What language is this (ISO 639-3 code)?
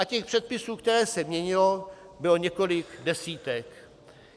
ces